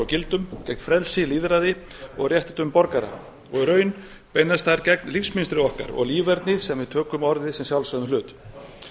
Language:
Icelandic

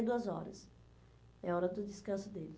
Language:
Portuguese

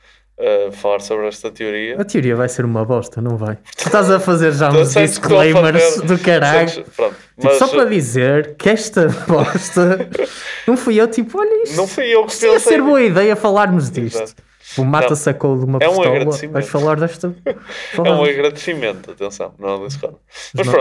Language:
Portuguese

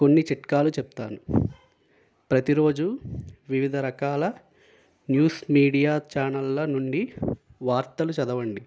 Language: Telugu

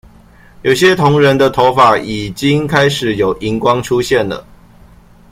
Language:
Chinese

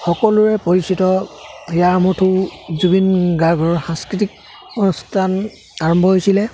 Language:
Assamese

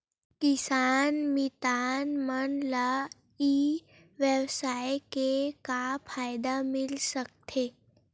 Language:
Chhattisgarhi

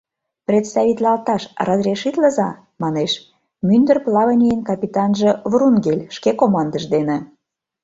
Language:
Mari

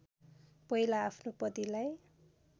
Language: Nepali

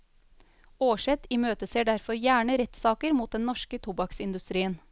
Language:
Norwegian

